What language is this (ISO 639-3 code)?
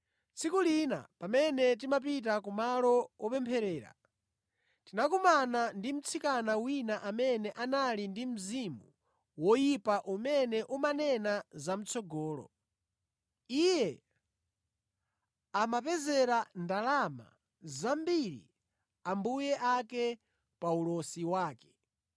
nya